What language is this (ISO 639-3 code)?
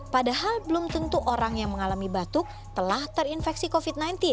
ind